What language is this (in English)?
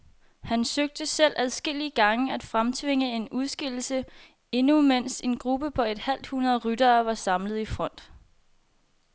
Danish